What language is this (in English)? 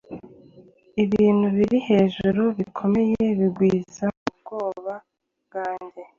Kinyarwanda